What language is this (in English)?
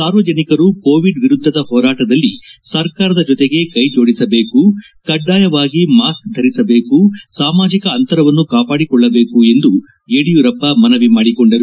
Kannada